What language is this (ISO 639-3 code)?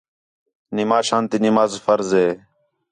xhe